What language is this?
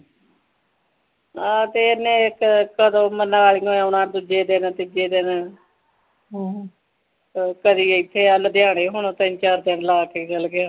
Punjabi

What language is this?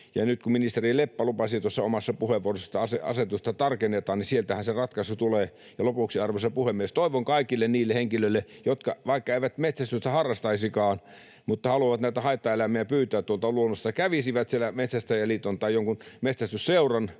Finnish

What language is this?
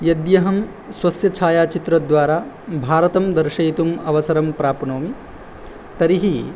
Sanskrit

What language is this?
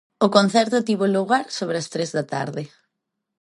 Galician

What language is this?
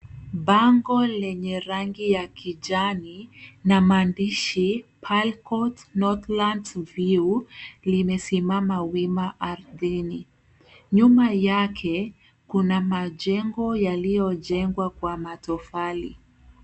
Swahili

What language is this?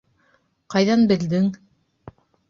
Bashkir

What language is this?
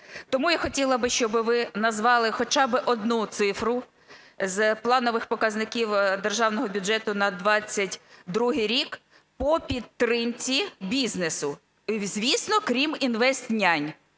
Ukrainian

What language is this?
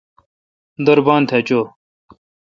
Kalkoti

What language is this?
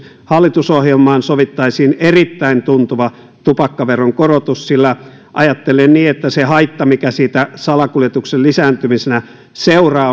Finnish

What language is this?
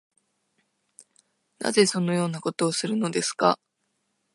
Japanese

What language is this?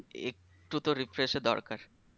Bangla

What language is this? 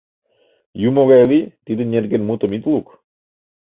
Mari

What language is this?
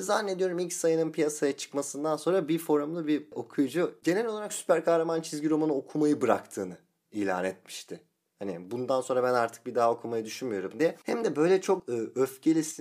Turkish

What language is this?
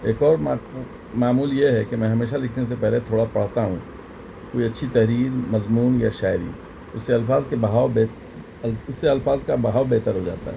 Urdu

